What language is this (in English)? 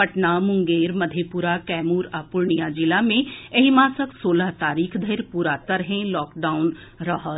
Maithili